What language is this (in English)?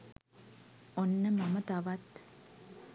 Sinhala